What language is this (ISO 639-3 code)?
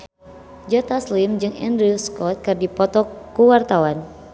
sun